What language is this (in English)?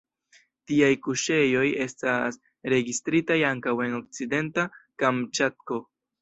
Esperanto